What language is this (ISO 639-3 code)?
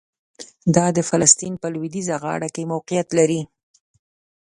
pus